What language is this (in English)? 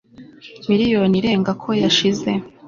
Kinyarwanda